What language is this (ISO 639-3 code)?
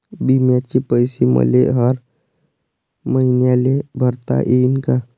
mar